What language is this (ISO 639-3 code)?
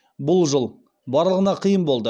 kaz